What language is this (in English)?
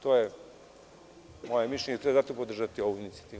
Serbian